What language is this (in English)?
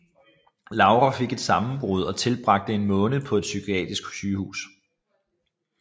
Danish